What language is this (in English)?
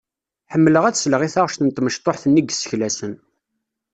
Kabyle